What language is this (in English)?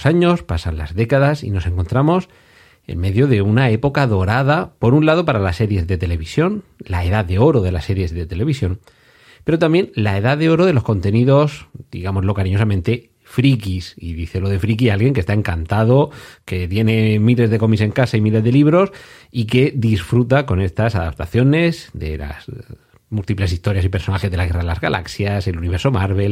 Spanish